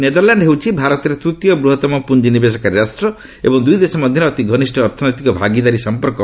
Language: Odia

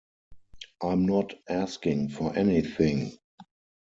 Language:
English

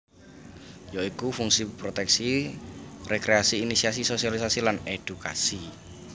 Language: Javanese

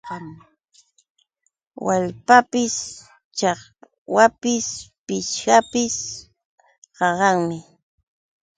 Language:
Yauyos Quechua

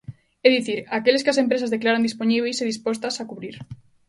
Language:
Galician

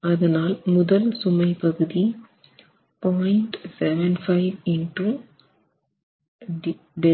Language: Tamil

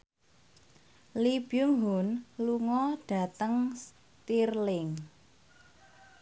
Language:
Javanese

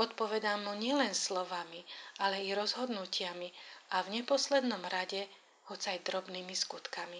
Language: Slovak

